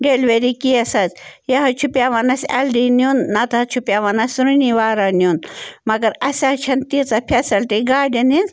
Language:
Kashmiri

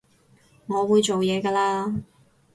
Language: Cantonese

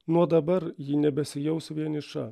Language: Lithuanian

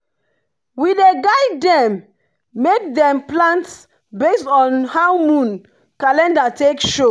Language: Nigerian Pidgin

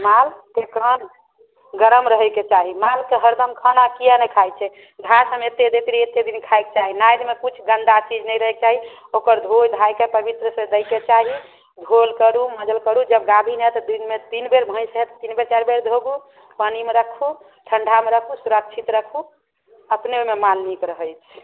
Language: Maithili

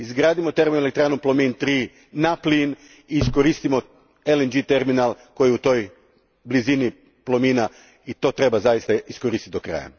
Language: Croatian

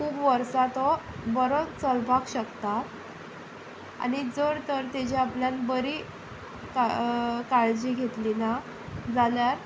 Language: Konkani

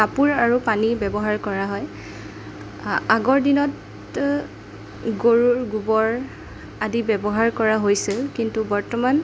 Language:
Assamese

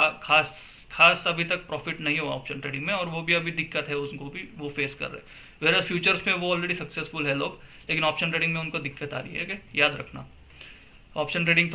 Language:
Hindi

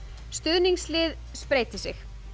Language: Icelandic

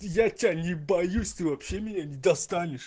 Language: Russian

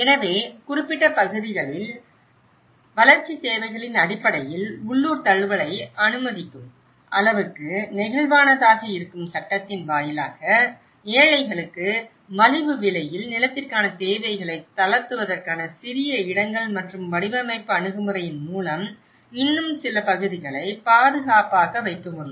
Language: Tamil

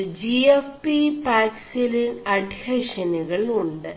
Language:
Malayalam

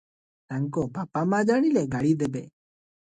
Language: Odia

